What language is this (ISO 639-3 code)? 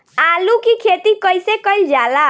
bho